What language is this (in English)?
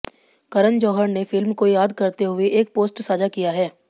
Hindi